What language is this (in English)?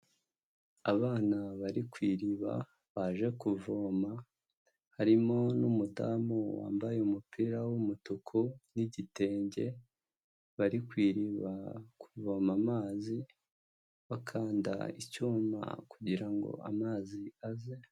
Kinyarwanda